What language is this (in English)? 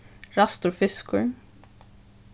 Faroese